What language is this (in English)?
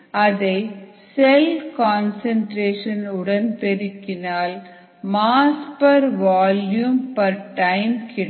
Tamil